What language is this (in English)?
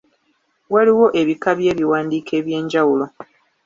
Ganda